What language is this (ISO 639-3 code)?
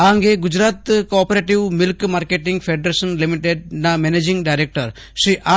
guj